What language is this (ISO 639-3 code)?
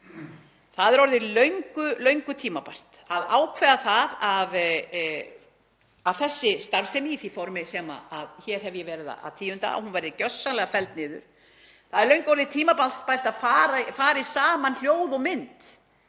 isl